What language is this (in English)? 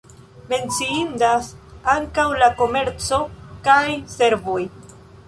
Esperanto